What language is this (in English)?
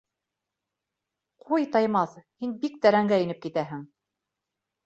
Bashkir